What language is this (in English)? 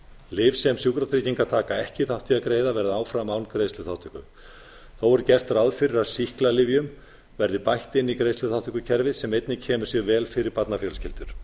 Icelandic